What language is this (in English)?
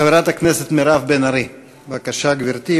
Hebrew